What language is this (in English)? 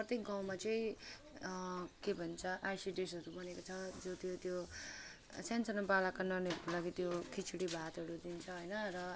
Nepali